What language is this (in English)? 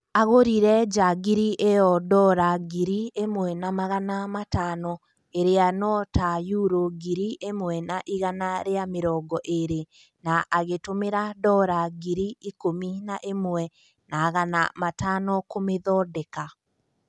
Kikuyu